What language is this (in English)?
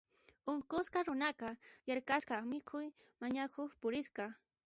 Puno Quechua